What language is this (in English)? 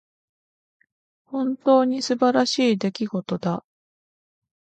Japanese